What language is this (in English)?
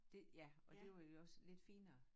Danish